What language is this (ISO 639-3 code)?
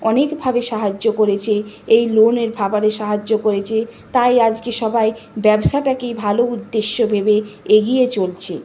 ben